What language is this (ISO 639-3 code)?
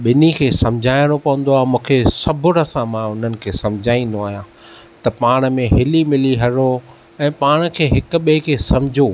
snd